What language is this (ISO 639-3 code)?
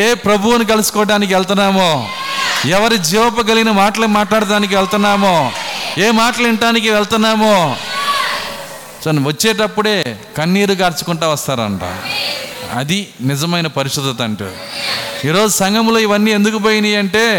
tel